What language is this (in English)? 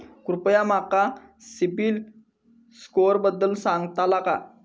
Marathi